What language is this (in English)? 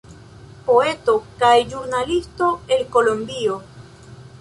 Esperanto